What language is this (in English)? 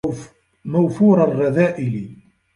Arabic